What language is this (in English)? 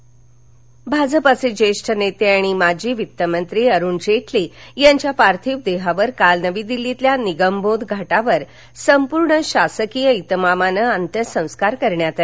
Marathi